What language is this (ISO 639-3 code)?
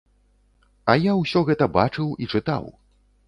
bel